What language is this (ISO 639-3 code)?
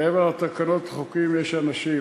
heb